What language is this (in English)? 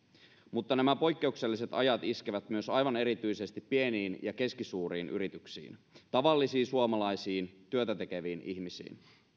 Finnish